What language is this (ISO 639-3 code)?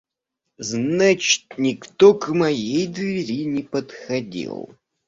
rus